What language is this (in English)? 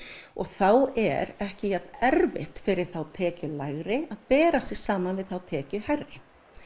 Icelandic